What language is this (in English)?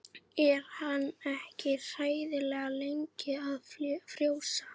Icelandic